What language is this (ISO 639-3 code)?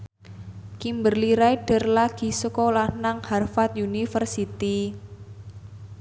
jav